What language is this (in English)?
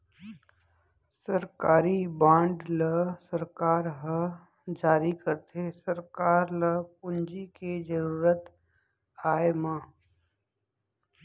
Chhattisgarhi